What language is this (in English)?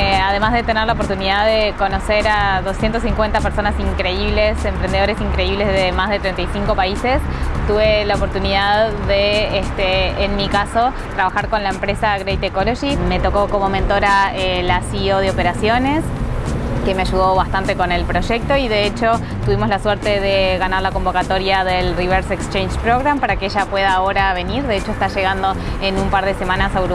Spanish